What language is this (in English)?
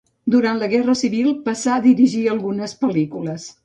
Catalan